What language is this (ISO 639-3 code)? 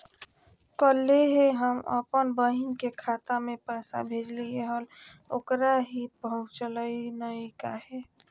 mag